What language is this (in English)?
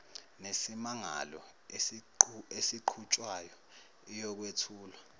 Zulu